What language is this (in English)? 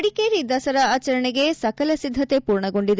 Kannada